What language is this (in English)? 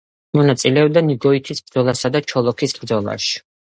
Georgian